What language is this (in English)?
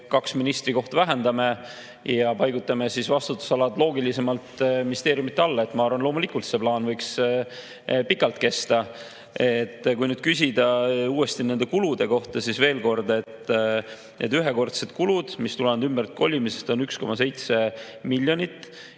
Estonian